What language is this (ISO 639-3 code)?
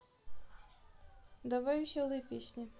rus